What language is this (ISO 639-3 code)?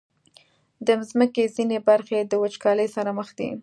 pus